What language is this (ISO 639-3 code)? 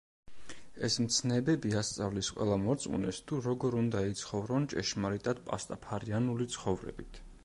kat